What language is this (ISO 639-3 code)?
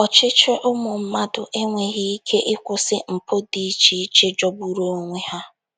ibo